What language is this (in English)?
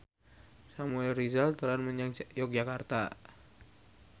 Javanese